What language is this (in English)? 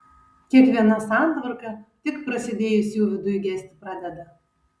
Lithuanian